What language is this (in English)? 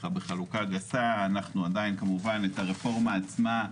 Hebrew